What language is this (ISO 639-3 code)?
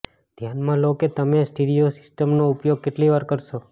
guj